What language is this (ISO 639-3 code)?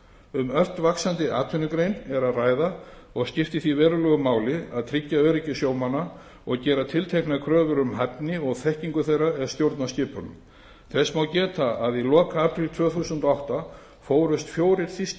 isl